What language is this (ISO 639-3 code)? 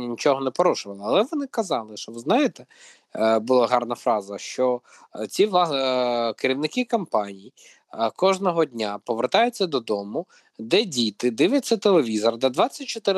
ukr